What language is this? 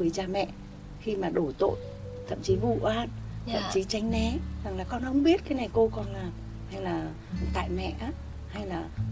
Vietnamese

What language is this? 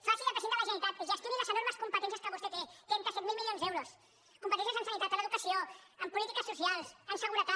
Catalan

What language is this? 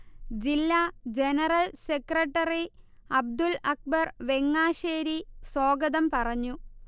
Malayalam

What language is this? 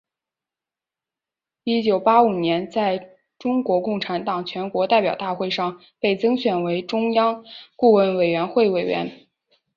Chinese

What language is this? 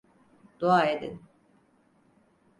Turkish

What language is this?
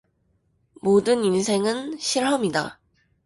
Korean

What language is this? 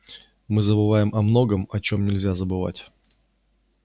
Russian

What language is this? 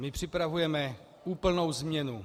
Czech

